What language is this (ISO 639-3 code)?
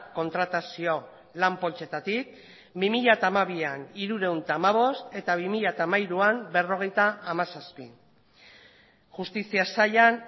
eus